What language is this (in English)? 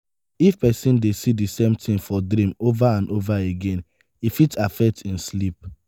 Nigerian Pidgin